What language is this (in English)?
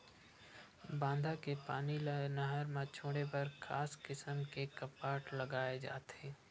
Chhattisgarhi